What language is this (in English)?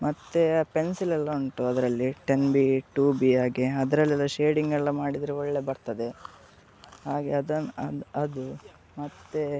Kannada